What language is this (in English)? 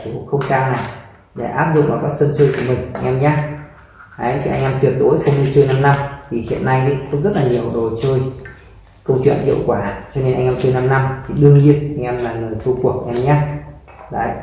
Vietnamese